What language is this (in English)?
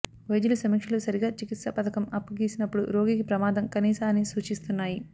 Telugu